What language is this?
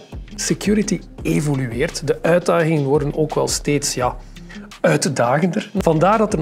Dutch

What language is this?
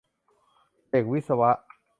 Thai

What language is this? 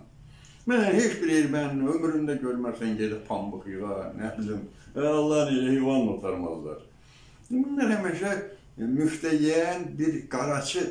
Turkish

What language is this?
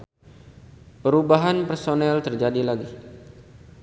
Sundanese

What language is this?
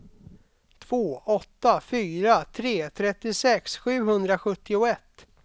Swedish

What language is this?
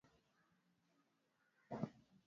Swahili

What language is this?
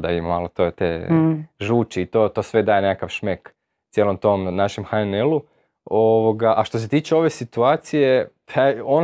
Croatian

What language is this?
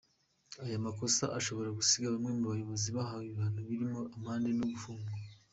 Kinyarwanda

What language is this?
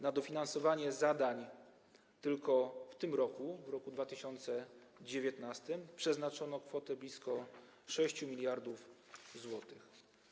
Polish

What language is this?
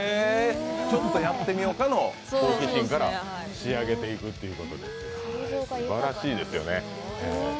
Japanese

